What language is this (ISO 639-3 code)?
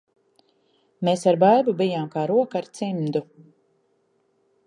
lav